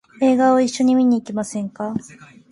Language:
Japanese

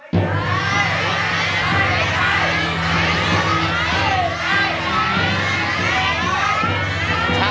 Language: Thai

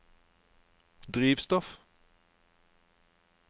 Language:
Norwegian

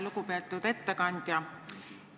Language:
Estonian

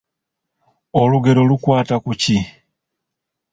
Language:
Ganda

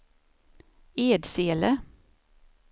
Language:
Swedish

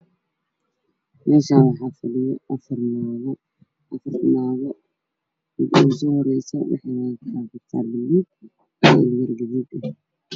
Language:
Somali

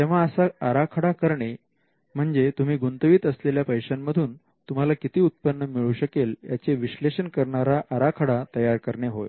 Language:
Marathi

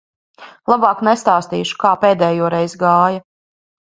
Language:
Latvian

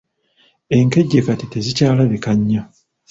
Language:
Ganda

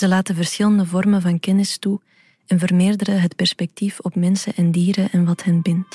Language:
Dutch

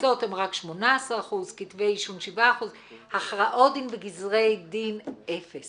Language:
Hebrew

